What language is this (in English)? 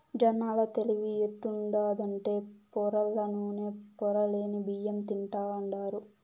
Telugu